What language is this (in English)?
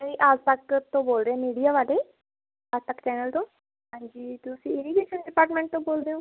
Punjabi